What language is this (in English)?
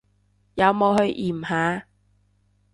Cantonese